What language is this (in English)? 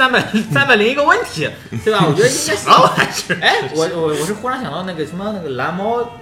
Chinese